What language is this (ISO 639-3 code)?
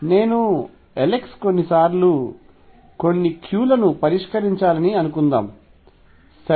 tel